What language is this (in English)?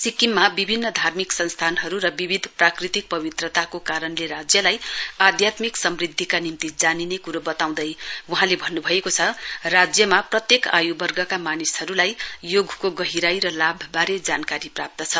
Nepali